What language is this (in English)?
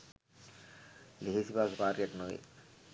Sinhala